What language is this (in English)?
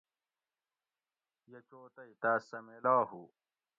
Gawri